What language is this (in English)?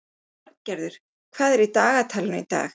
Icelandic